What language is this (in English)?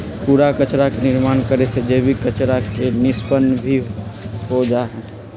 Magahi